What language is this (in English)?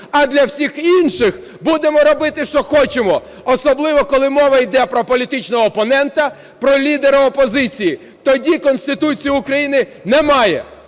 Ukrainian